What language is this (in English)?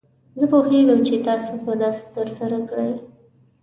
Pashto